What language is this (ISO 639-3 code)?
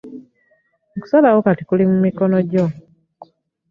lug